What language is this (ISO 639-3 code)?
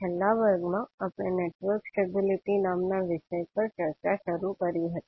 guj